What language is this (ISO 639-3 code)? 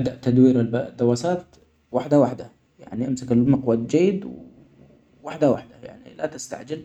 acx